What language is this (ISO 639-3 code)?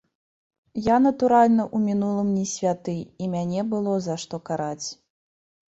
bel